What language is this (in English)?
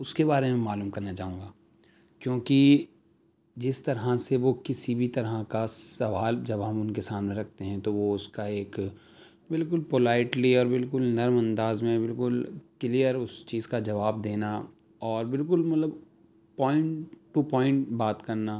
Urdu